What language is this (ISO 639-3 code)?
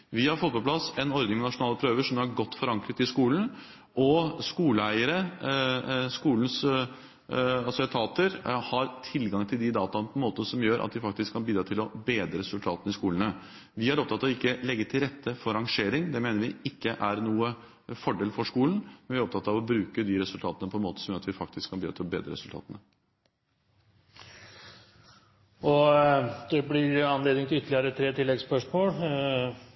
nor